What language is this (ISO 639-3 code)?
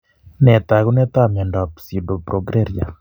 kln